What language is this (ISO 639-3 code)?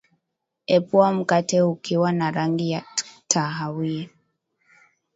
swa